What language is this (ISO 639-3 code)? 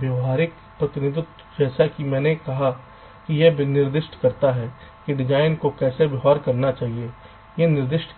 hin